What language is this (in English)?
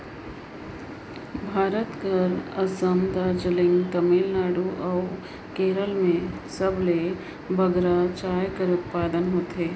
Chhattisgarhi